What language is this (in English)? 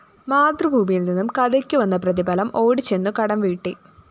Malayalam